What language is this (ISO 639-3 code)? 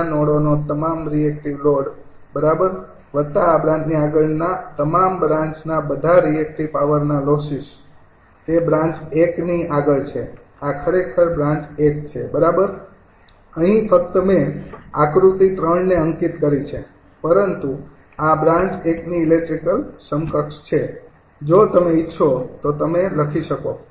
guj